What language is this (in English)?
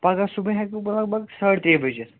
Kashmiri